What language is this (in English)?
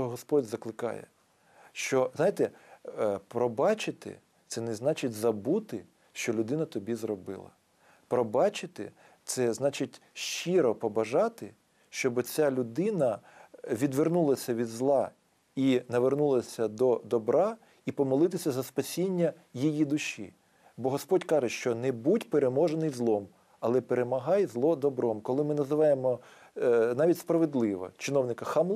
Ukrainian